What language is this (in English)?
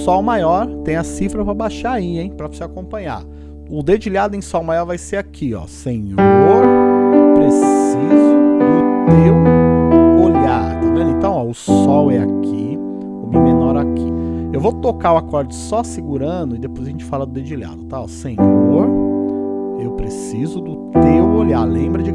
Portuguese